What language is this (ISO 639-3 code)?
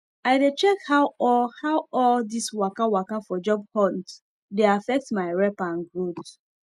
pcm